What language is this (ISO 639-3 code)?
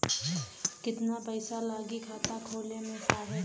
bho